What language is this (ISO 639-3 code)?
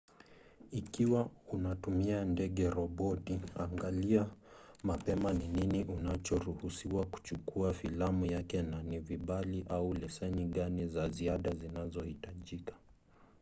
swa